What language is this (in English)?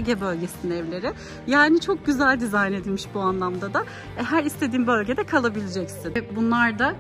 Turkish